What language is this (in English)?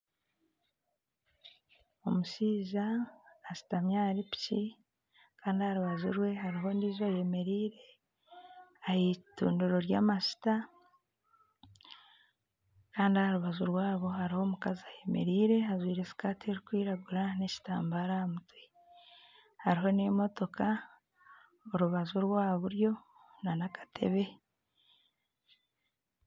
Nyankole